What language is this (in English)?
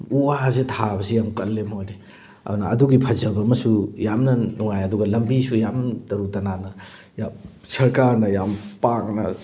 Manipuri